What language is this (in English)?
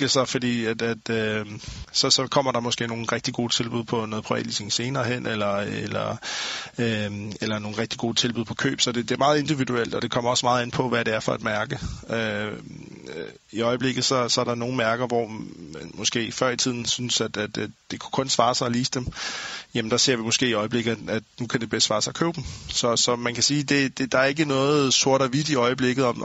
Danish